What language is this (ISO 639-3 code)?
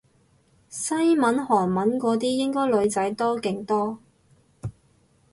yue